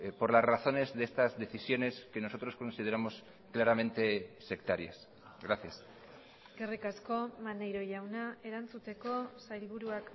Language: Spanish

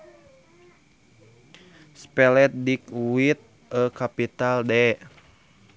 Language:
Sundanese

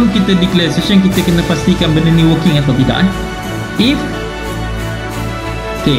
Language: Malay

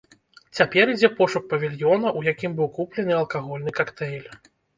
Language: Belarusian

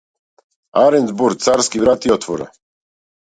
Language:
Macedonian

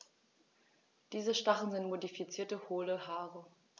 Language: German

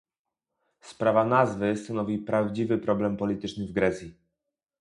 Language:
Polish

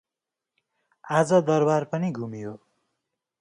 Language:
Nepali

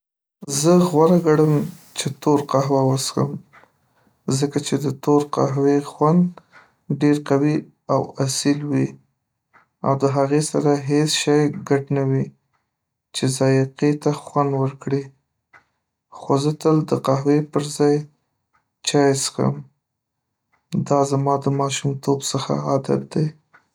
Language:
Pashto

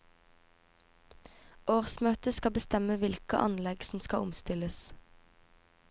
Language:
Norwegian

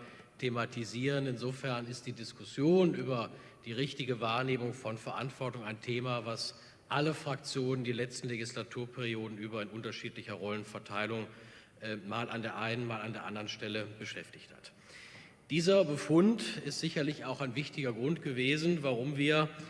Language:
German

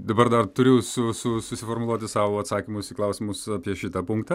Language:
Lithuanian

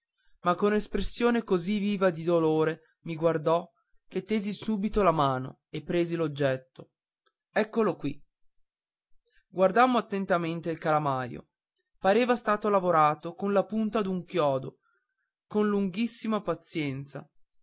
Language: Italian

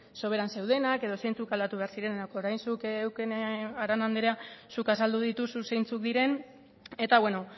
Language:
Basque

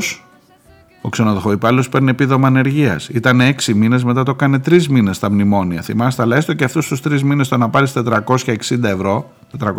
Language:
Greek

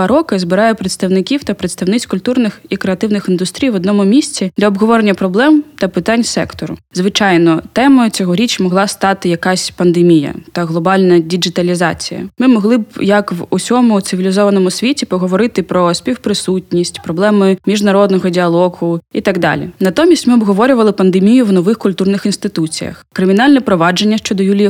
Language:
Ukrainian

